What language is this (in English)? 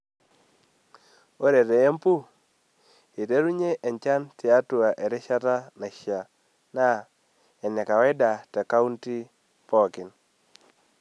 Masai